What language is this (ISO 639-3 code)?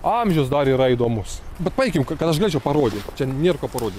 lit